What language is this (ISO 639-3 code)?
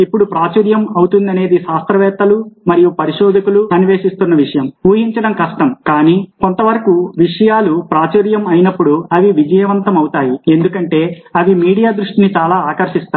tel